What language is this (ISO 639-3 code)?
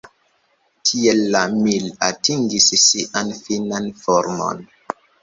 epo